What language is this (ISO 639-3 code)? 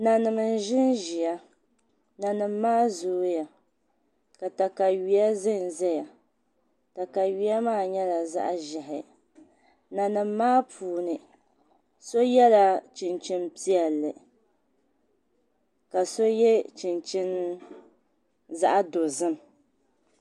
dag